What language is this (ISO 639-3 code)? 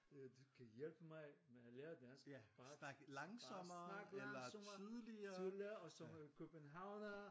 dan